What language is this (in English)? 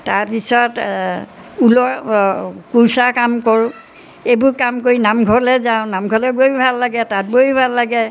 Assamese